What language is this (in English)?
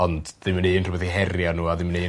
Welsh